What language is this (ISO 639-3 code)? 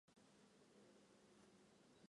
zho